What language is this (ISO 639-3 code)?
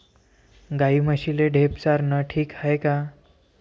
mar